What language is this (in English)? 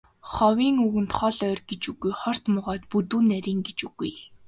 Mongolian